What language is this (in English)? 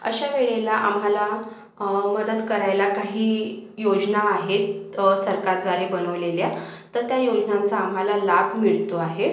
Marathi